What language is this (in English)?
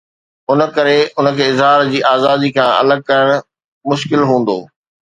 Sindhi